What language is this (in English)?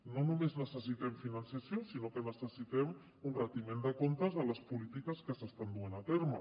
Catalan